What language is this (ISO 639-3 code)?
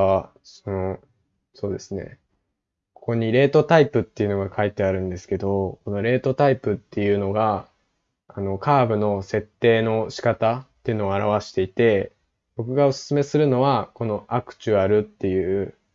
jpn